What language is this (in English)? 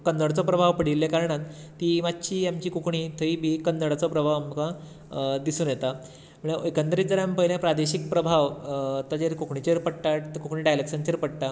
Konkani